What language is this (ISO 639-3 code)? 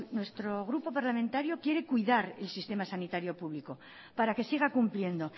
spa